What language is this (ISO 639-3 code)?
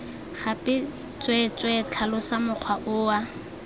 tsn